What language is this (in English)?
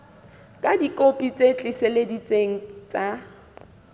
Southern Sotho